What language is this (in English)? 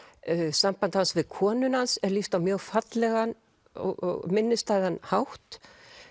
Icelandic